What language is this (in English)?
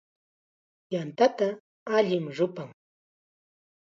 Chiquián Ancash Quechua